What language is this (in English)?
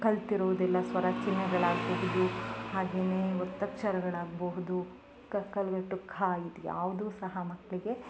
Kannada